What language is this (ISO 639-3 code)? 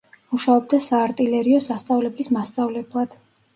kat